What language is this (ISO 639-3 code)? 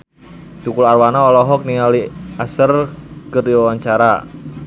sun